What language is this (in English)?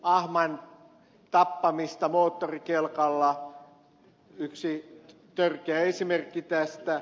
Finnish